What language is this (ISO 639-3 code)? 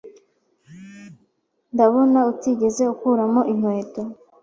kin